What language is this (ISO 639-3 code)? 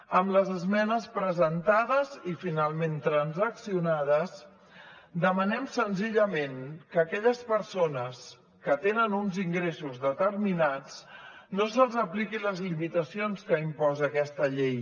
cat